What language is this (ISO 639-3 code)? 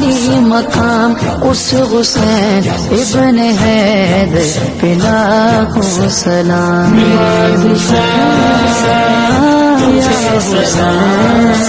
urd